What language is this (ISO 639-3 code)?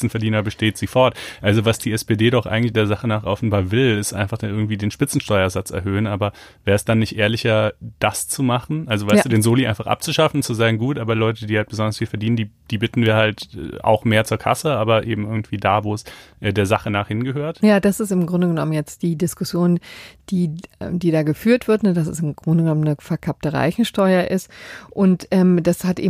deu